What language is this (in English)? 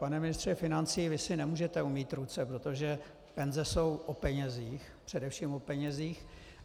Czech